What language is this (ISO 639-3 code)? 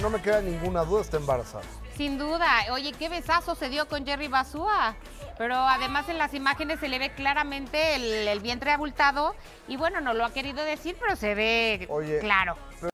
spa